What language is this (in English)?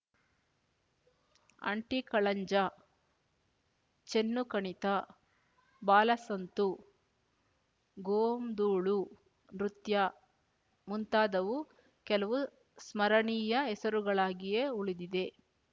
Kannada